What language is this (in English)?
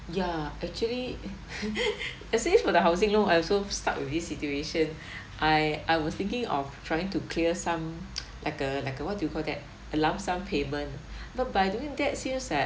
English